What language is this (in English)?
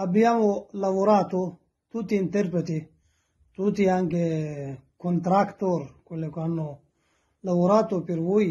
Italian